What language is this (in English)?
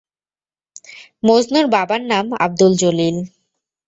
Bangla